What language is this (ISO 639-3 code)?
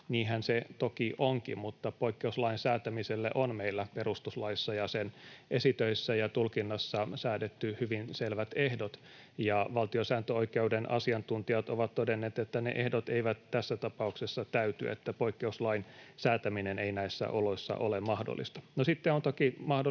fin